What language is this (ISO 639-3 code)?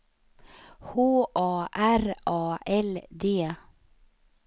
swe